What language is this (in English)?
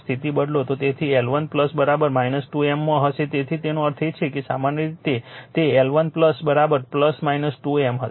Gujarati